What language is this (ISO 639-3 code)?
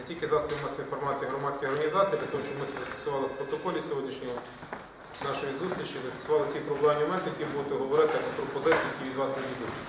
ukr